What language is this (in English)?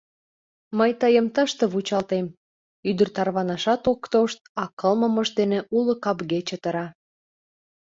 Mari